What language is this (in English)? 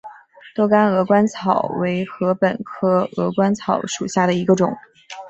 Chinese